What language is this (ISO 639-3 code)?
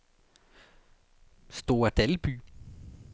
dan